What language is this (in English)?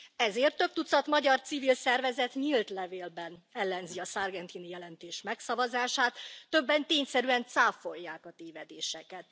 Hungarian